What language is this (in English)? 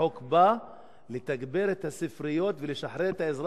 Hebrew